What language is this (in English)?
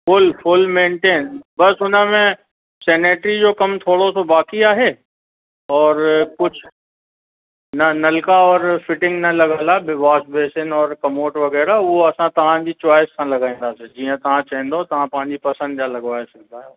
Sindhi